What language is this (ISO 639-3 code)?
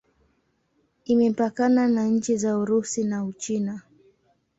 swa